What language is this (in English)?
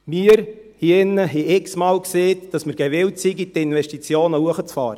Swiss German